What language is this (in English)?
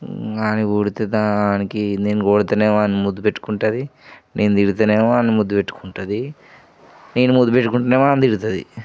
Telugu